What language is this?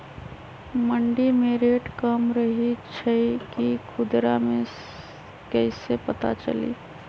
Magahi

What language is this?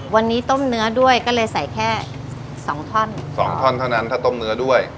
Thai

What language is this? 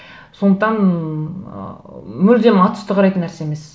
Kazakh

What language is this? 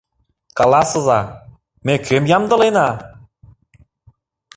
Mari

